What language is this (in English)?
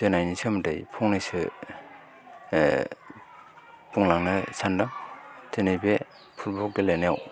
Bodo